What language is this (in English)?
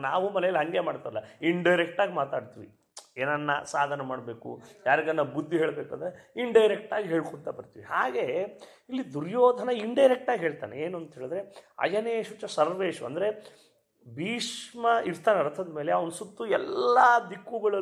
Kannada